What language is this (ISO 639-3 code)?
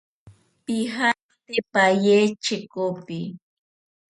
prq